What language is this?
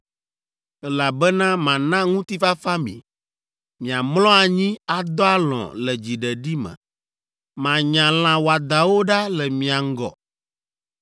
Ewe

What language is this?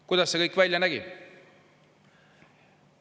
Estonian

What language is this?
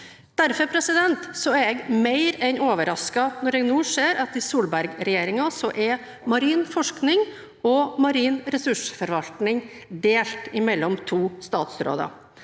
Norwegian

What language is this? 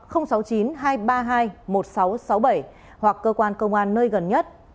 Vietnamese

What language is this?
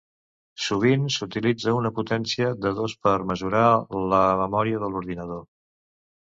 Catalan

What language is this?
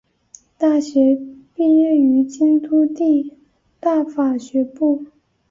Chinese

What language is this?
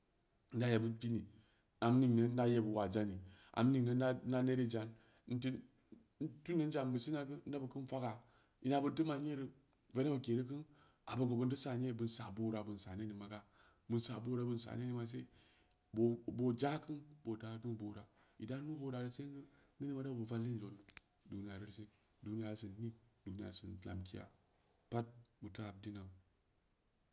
Samba Leko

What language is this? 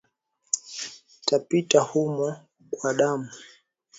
Swahili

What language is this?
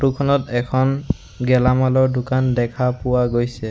Assamese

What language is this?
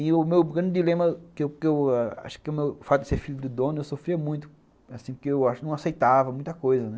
Portuguese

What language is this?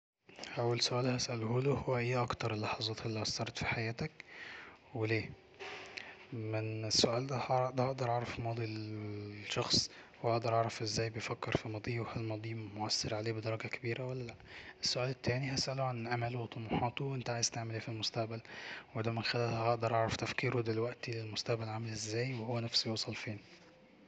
Egyptian Arabic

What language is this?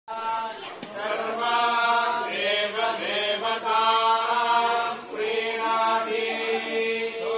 Arabic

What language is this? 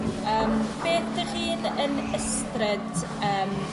Welsh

